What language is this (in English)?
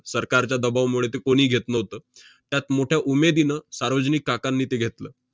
Marathi